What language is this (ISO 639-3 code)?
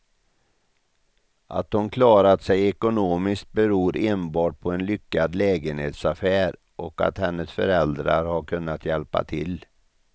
swe